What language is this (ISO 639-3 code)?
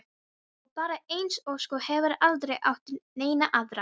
isl